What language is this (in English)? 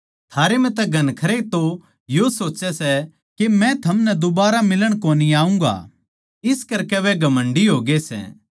Haryanvi